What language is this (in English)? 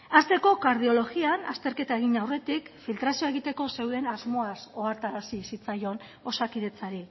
Basque